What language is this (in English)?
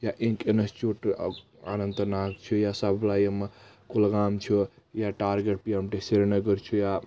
Kashmiri